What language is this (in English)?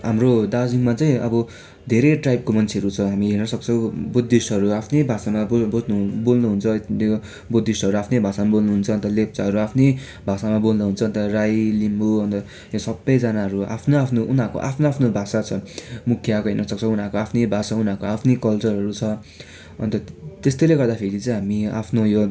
Nepali